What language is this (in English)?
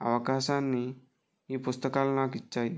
Telugu